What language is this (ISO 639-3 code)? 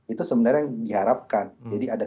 ind